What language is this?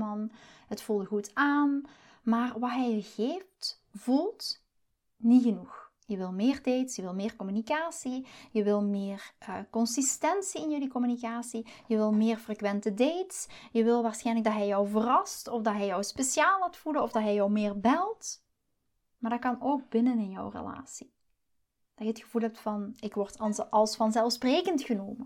Dutch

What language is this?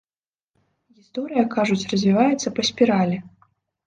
Belarusian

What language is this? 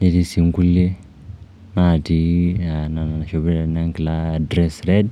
Masai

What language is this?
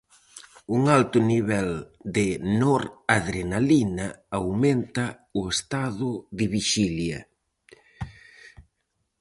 Galician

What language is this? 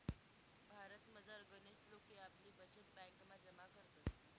Marathi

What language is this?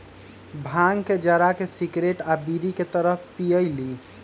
Magahi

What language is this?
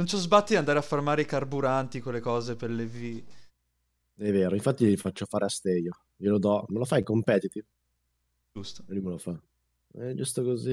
Italian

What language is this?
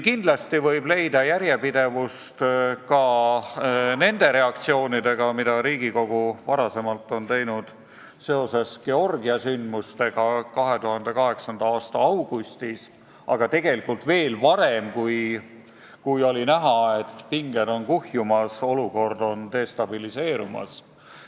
Estonian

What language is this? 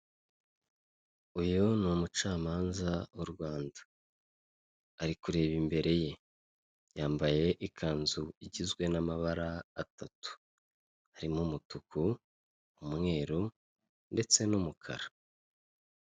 Kinyarwanda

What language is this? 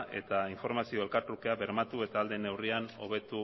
Basque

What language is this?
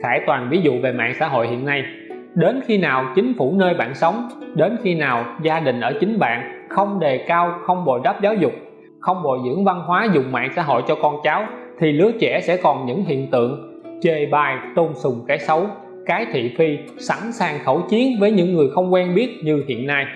Vietnamese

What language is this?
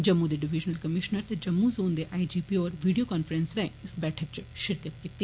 Dogri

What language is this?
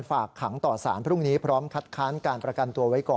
Thai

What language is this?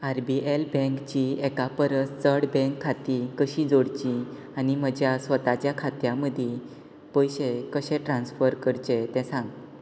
Konkani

